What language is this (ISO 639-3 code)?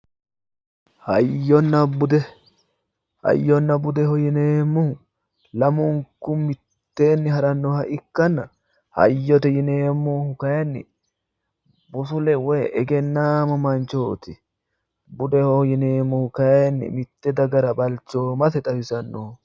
sid